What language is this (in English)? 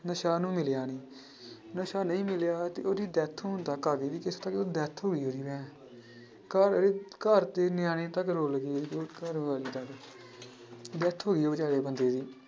Punjabi